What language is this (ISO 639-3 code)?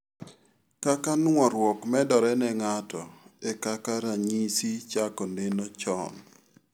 luo